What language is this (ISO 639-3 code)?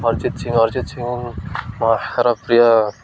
ori